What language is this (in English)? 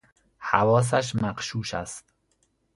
Persian